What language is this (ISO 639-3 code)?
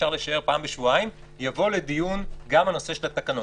heb